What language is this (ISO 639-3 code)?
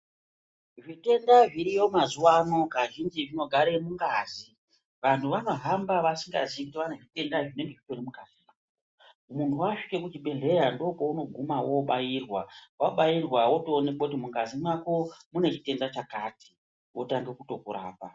ndc